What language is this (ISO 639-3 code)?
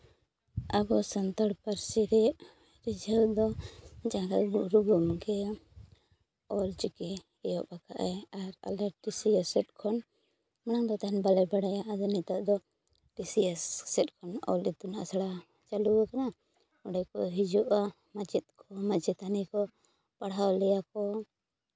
sat